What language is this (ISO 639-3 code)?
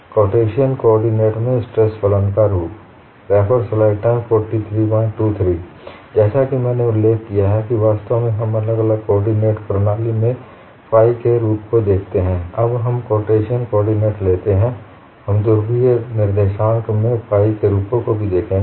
hin